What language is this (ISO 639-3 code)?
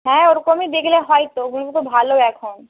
ben